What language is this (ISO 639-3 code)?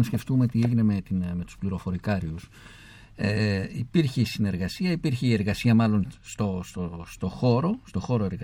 ell